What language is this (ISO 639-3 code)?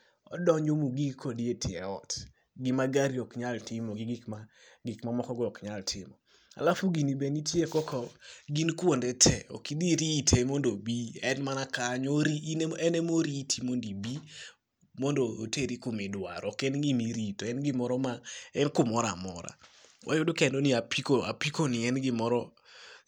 luo